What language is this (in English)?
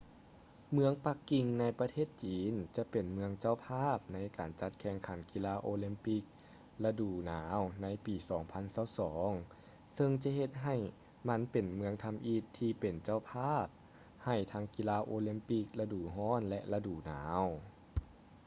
Lao